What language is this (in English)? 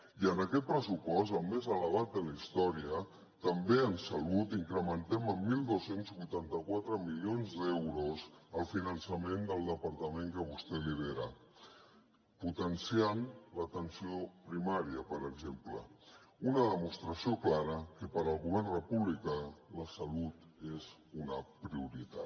Catalan